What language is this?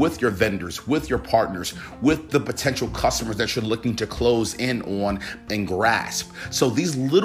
English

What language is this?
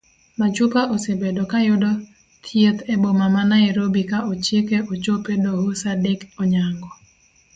Luo (Kenya and Tanzania)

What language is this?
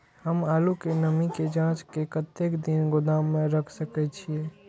Maithili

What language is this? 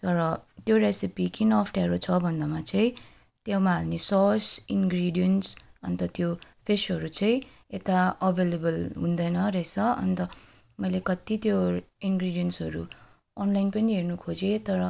Nepali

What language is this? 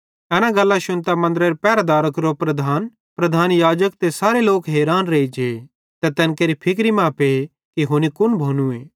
Bhadrawahi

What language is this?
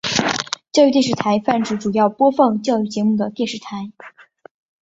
Chinese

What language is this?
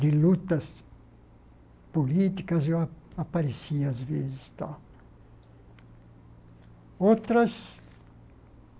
Portuguese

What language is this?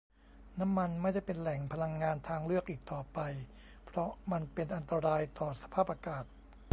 Thai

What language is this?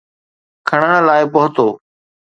Sindhi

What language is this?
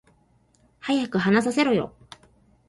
Japanese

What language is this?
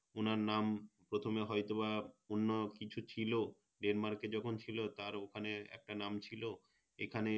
Bangla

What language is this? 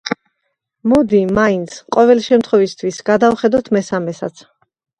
Georgian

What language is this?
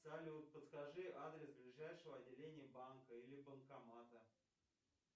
Russian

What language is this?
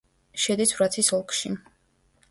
Georgian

